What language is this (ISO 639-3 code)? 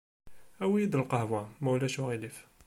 kab